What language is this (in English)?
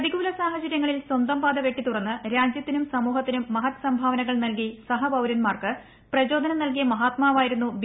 Malayalam